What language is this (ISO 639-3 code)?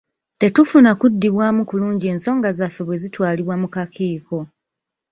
lug